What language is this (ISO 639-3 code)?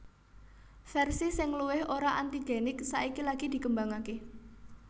jav